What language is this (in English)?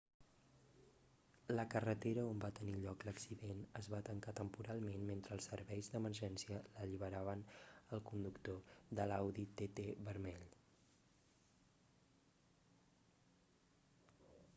Catalan